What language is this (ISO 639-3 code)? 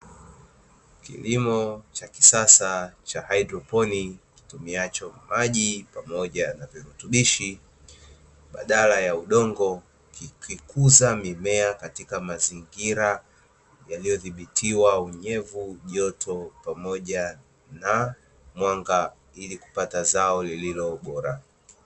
swa